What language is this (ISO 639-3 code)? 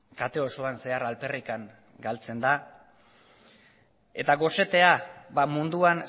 eus